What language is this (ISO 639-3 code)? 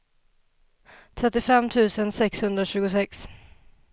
swe